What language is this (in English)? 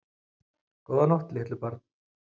Icelandic